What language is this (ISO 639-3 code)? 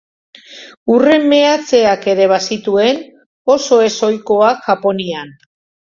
eus